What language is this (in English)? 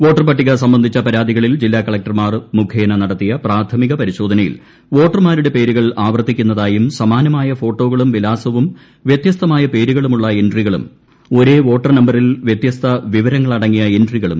Malayalam